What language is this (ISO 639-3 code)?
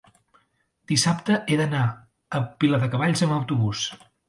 cat